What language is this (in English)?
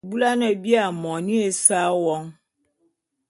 Bulu